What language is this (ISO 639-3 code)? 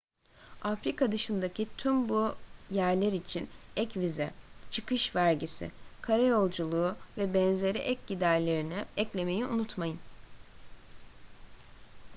tur